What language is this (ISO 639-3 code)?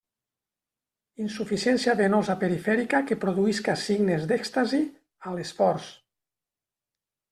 cat